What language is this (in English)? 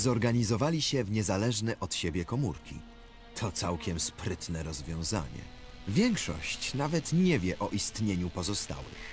Polish